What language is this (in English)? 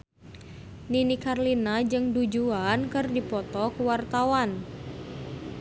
Sundanese